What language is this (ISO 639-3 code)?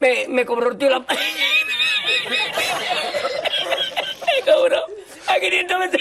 spa